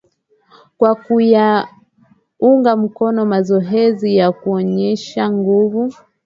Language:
Swahili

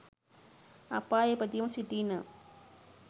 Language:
Sinhala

